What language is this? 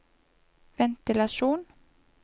Norwegian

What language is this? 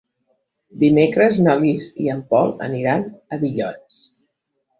Catalan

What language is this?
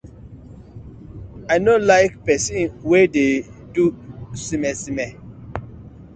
Nigerian Pidgin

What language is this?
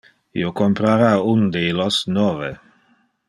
Interlingua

